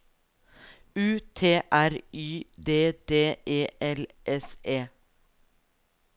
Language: Norwegian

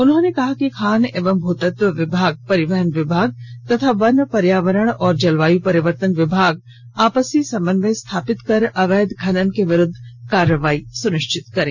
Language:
Hindi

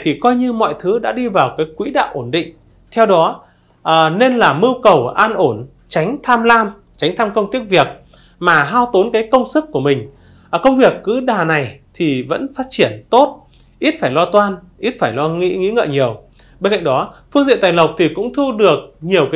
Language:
Vietnamese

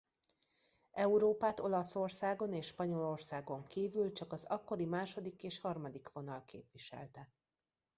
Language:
Hungarian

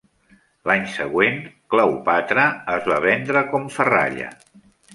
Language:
Catalan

